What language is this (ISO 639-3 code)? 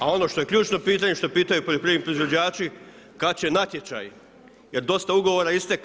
hrv